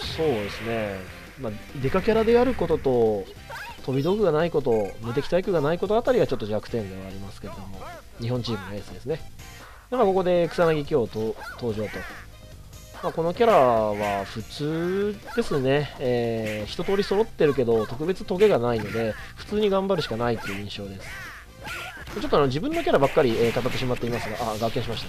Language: Japanese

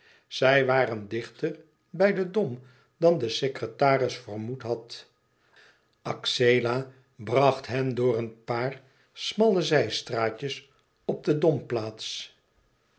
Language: Dutch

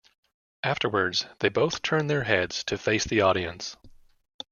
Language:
English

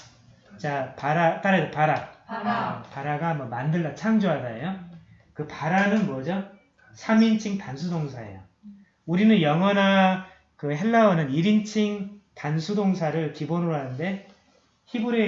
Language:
Korean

